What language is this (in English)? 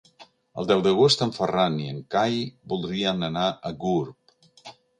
Catalan